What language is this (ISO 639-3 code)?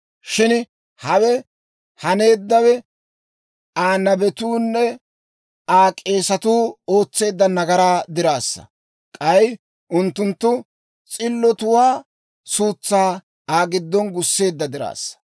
dwr